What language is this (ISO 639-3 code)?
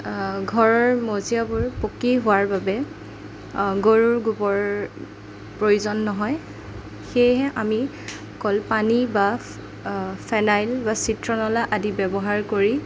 asm